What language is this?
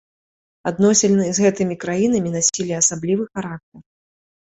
Belarusian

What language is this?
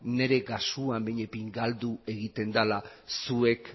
Basque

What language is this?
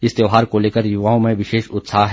Hindi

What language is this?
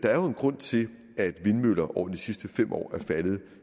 Danish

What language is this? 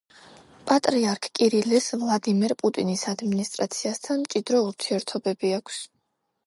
Georgian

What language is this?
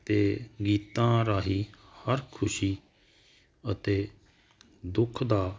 Punjabi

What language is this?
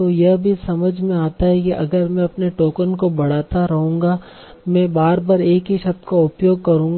Hindi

